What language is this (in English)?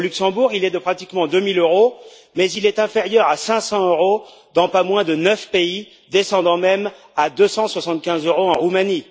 French